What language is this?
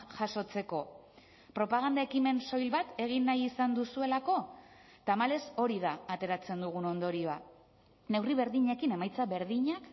Basque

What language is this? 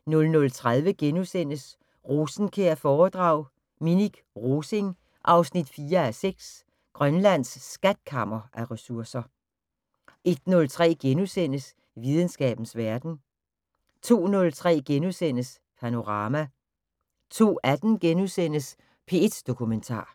Danish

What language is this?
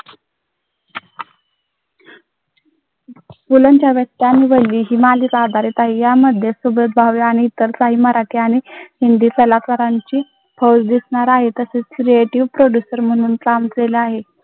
Marathi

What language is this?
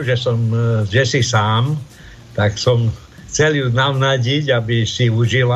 Slovak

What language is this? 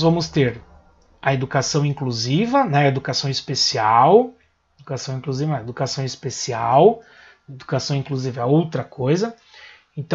Portuguese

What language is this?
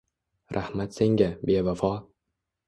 Uzbek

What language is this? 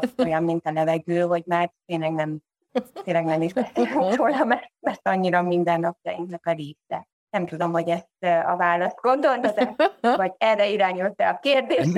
Hungarian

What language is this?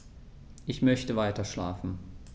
German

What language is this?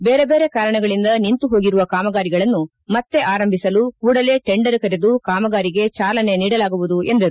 Kannada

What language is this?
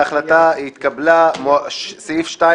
Hebrew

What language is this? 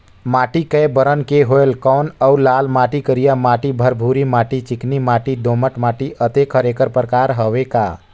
Chhattisgarhi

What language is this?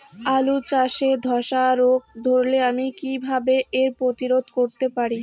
Bangla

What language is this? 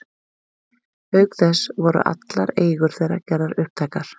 Icelandic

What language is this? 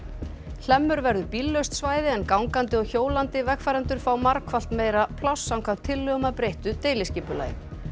Icelandic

